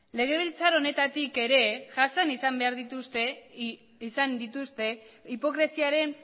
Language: Basque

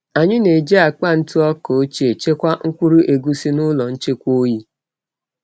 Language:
Igbo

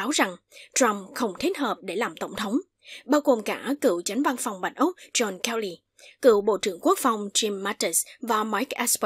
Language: Vietnamese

